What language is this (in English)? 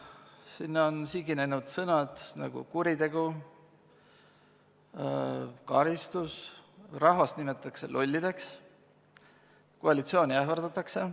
Estonian